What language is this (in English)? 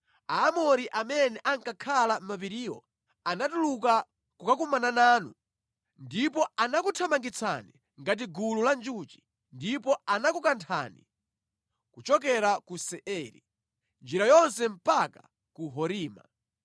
Nyanja